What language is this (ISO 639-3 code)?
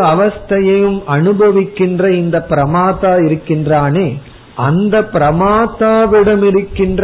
tam